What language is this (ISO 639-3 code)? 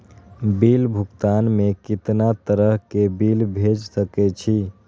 mai